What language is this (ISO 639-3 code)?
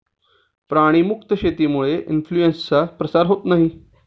mar